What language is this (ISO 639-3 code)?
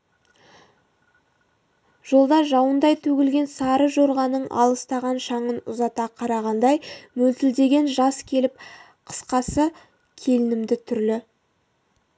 kaz